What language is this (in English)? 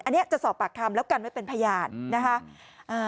Thai